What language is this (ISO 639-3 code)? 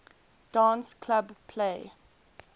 eng